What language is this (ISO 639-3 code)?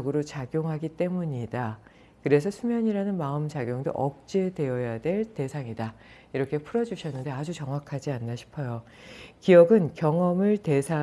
kor